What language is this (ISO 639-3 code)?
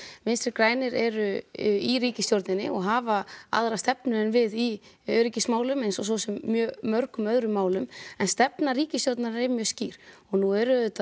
isl